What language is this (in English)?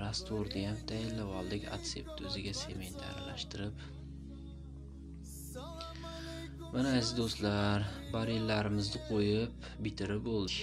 Turkish